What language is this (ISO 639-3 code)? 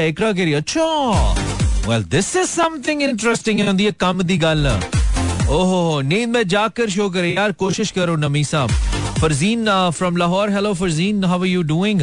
hin